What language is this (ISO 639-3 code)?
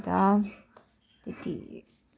nep